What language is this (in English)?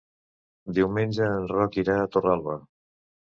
Catalan